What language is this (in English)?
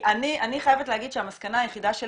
Hebrew